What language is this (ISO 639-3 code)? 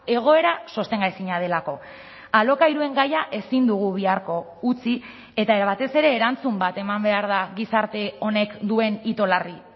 eus